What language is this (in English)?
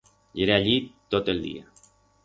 Aragonese